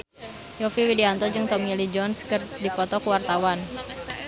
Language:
Sundanese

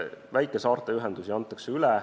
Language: Estonian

